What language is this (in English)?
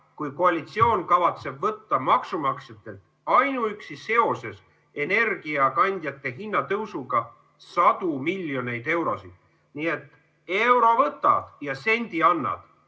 Estonian